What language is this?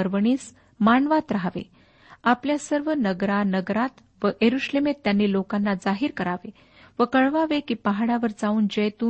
Marathi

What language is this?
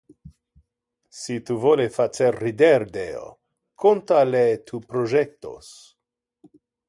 Interlingua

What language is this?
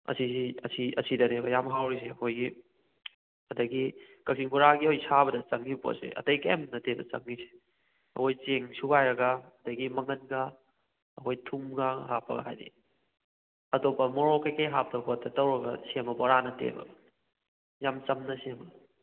Manipuri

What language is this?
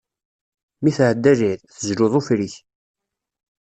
Kabyle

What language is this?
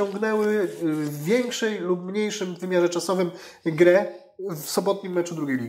Polish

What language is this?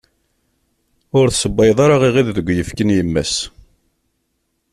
Kabyle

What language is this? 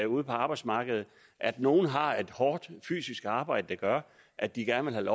Danish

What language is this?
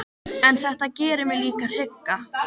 Icelandic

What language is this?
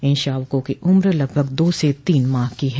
Hindi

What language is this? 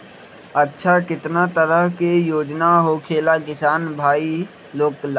Magahi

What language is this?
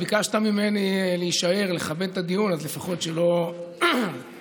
Hebrew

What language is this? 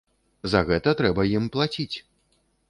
Belarusian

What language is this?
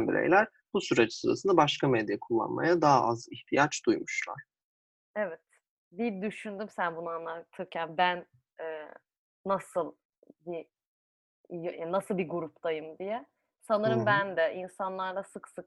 Turkish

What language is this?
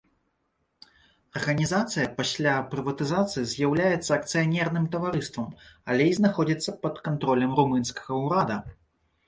Belarusian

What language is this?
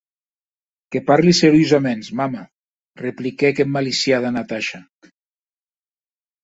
Occitan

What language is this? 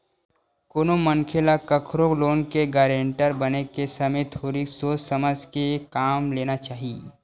Chhattisgarhi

